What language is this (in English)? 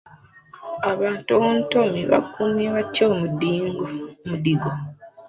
Ganda